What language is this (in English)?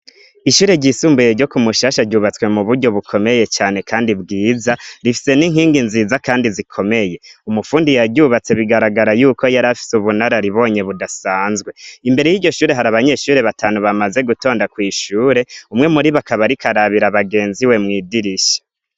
Rundi